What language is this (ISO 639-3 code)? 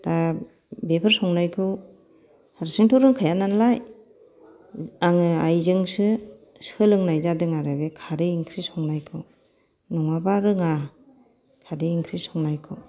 brx